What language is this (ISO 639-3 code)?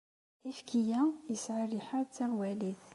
kab